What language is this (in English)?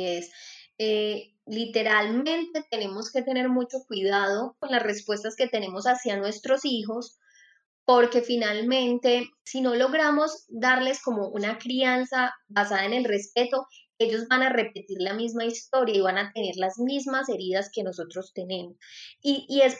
Spanish